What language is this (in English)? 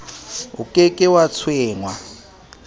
Southern Sotho